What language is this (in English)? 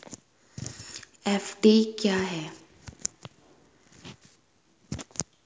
Hindi